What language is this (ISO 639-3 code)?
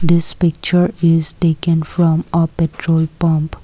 eng